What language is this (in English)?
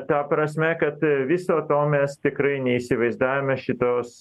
Lithuanian